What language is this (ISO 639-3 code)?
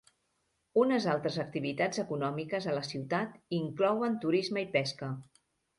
cat